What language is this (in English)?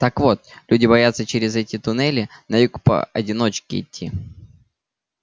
Russian